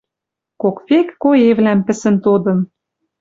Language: Western Mari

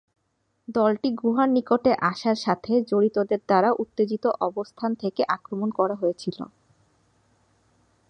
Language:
Bangla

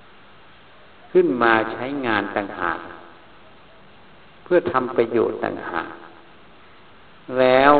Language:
Thai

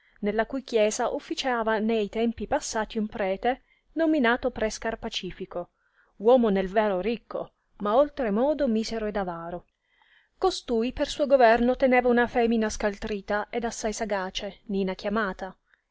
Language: Italian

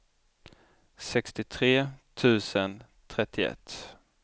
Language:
Swedish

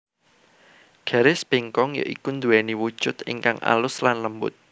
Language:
Javanese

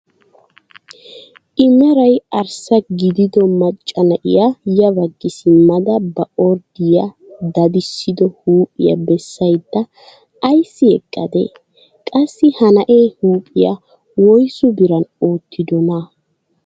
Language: Wolaytta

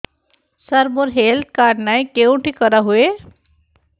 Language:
Odia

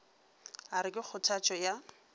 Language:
Northern Sotho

